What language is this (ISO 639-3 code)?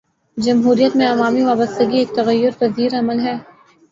urd